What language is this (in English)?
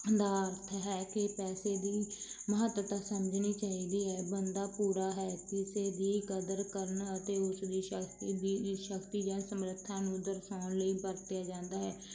Punjabi